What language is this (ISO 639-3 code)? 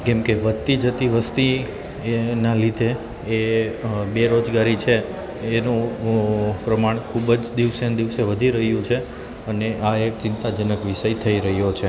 guj